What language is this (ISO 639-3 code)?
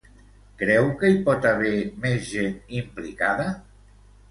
cat